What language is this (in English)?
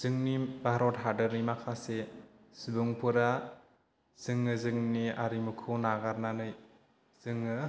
Bodo